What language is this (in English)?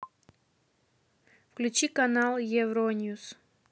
Russian